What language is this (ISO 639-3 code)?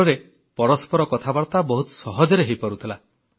ori